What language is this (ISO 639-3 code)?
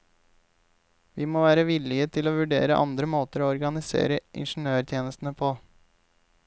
nor